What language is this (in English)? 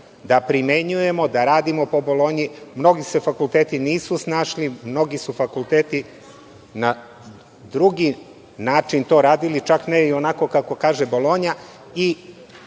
Serbian